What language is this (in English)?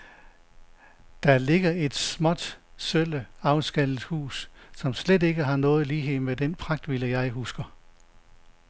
Danish